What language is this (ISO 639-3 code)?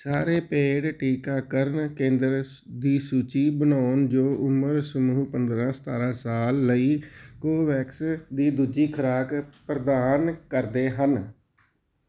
pan